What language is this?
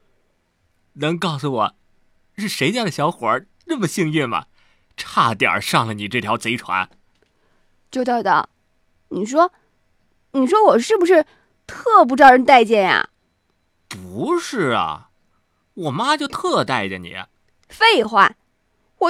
Chinese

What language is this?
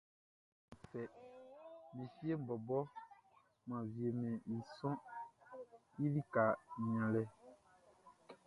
Baoulé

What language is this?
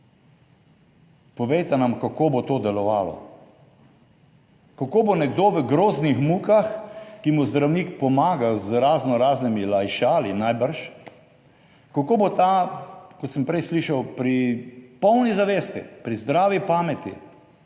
Slovenian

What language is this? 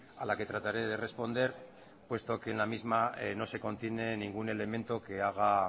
Spanish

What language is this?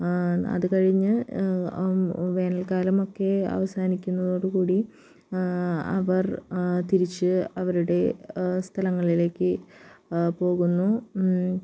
Malayalam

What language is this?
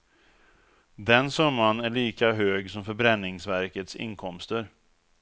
Swedish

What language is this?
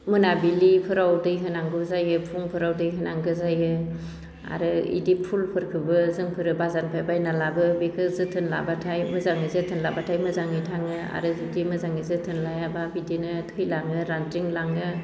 Bodo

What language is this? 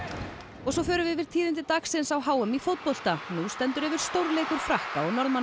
Icelandic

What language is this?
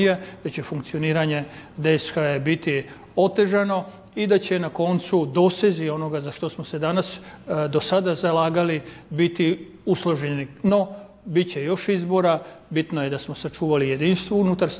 Croatian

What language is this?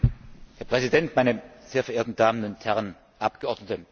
German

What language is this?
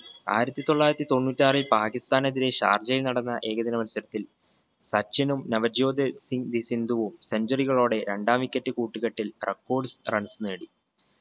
Malayalam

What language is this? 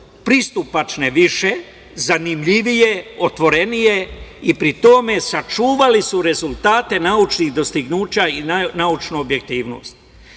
Serbian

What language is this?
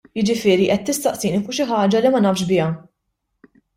Maltese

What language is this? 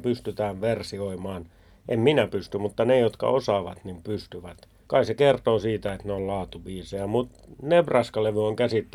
Finnish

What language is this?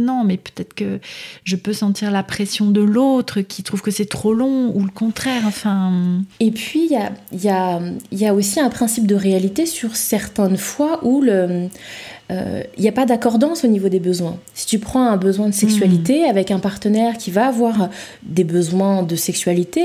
French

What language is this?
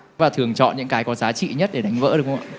Vietnamese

